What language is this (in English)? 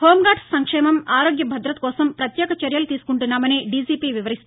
Telugu